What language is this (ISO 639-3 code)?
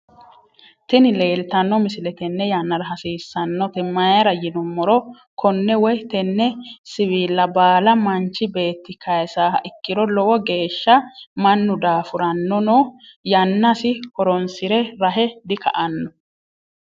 sid